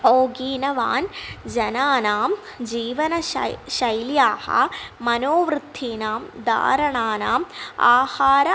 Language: Sanskrit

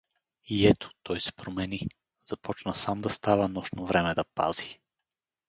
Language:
Bulgarian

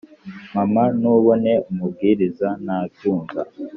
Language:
Kinyarwanda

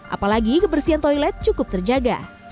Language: Indonesian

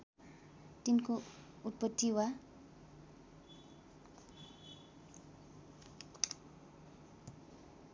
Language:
Nepali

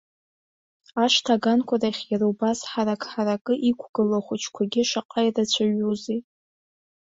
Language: Abkhazian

